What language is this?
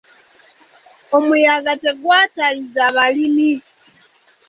Ganda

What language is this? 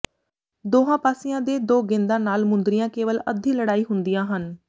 Punjabi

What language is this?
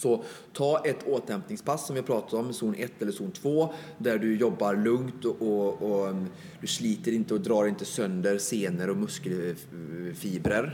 Swedish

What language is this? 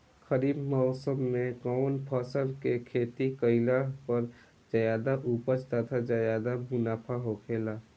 Bhojpuri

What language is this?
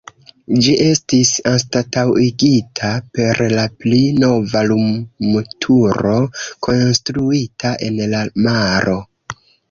Esperanto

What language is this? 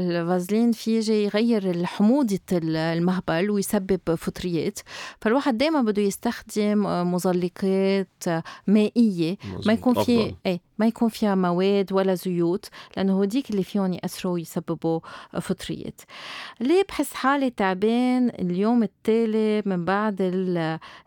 Arabic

